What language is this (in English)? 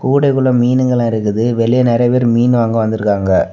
Tamil